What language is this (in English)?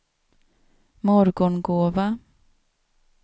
Swedish